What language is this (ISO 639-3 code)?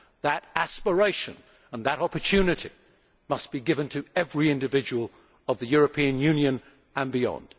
eng